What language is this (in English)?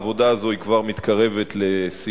Hebrew